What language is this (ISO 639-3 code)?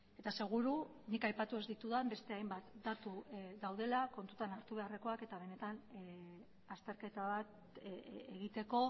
eus